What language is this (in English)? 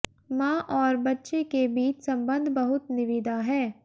Hindi